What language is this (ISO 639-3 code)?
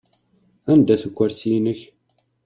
kab